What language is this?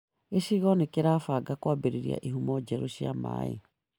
Kikuyu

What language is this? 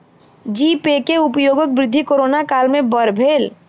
Maithili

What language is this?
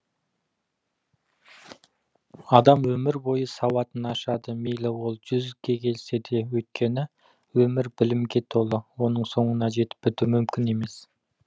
Kazakh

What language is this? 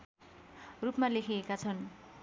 Nepali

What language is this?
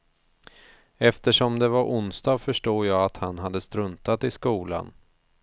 Swedish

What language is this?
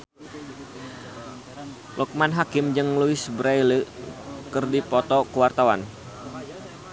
Sundanese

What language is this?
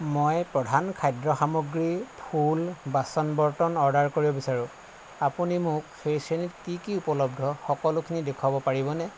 Assamese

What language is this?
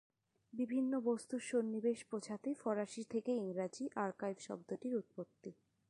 Bangla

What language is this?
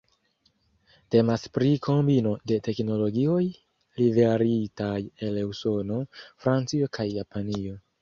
Esperanto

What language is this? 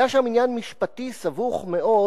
Hebrew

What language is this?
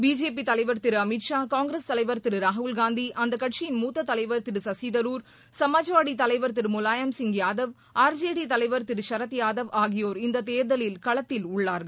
Tamil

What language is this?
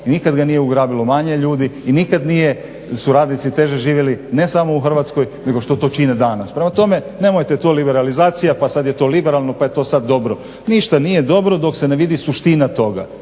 Croatian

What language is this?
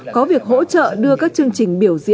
Vietnamese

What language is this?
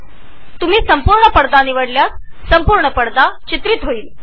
Marathi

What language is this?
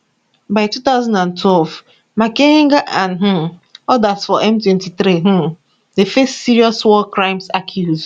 Nigerian Pidgin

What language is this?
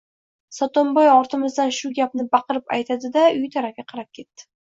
Uzbek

